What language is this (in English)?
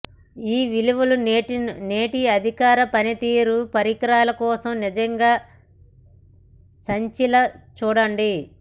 Telugu